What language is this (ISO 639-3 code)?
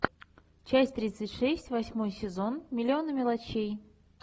rus